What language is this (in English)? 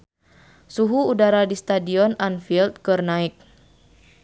Sundanese